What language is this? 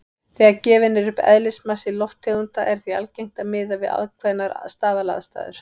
Icelandic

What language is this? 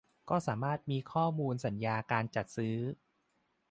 Thai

